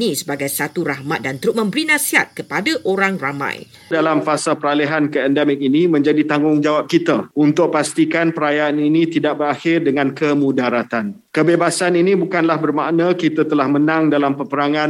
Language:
Malay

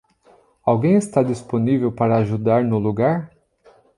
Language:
Portuguese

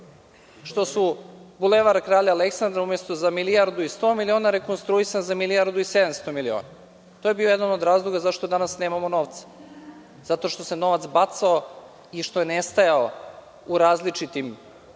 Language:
Serbian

